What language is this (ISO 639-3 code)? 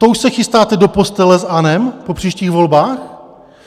ces